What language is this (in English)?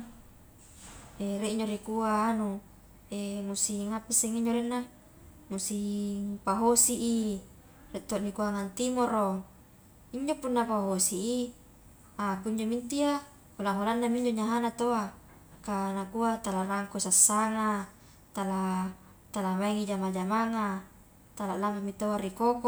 Highland Konjo